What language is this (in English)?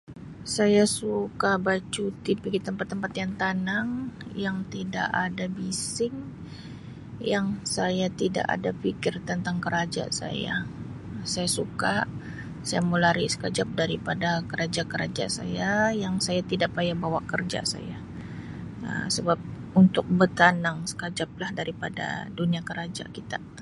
Sabah Malay